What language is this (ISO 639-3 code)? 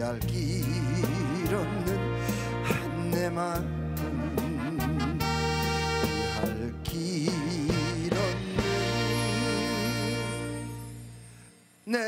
kor